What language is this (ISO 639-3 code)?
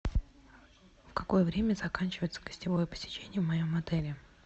rus